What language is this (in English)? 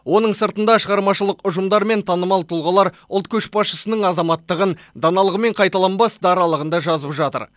Kazakh